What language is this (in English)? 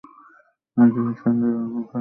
Bangla